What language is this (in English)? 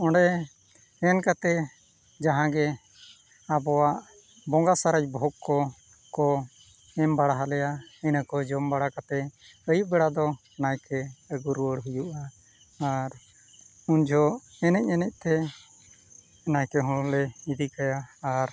Santali